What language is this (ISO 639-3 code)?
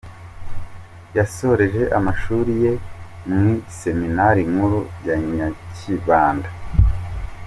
kin